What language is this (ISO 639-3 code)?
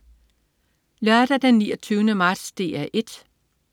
dan